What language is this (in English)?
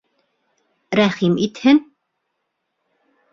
Bashkir